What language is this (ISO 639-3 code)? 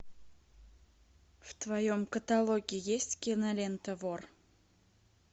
rus